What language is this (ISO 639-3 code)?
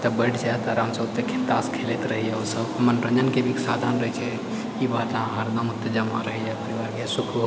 mai